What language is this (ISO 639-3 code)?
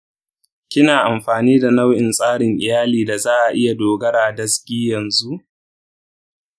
hau